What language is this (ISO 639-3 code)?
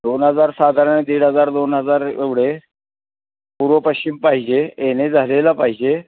mar